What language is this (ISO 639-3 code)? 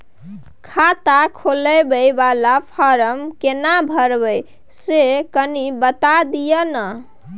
mai